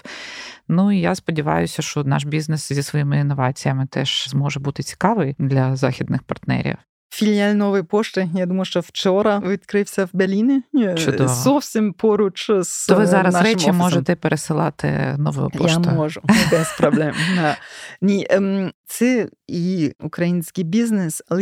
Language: Ukrainian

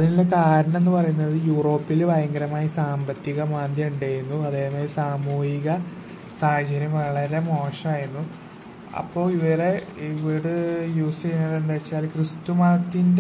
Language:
Malayalam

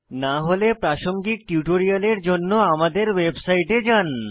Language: Bangla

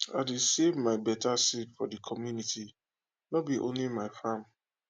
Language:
Nigerian Pidgin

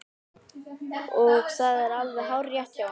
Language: Icelandic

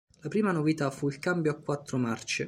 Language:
Italian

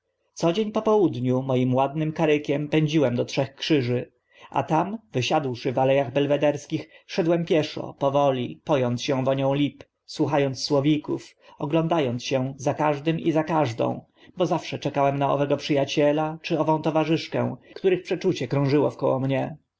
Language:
Polish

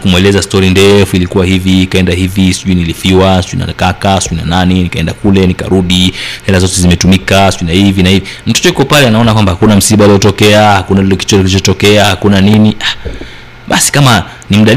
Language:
Swahili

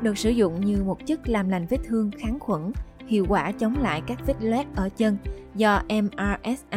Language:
Vietnamese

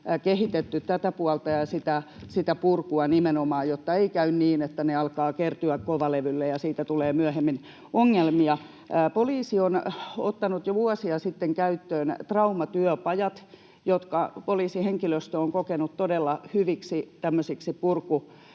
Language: Finnish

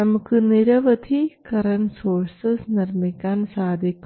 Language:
Malayalam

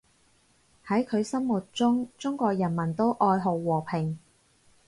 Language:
Cantonese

